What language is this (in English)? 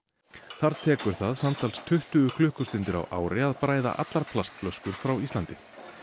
Icelandic